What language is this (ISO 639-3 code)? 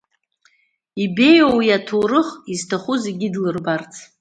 abk